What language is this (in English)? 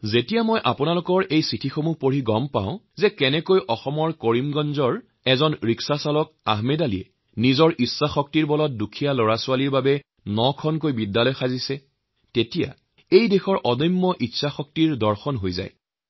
Assamese